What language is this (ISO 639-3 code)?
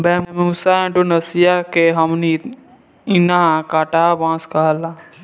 bho